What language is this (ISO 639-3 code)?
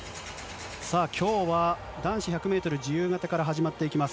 jpn